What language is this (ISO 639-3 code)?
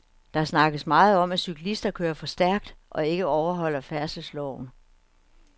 dan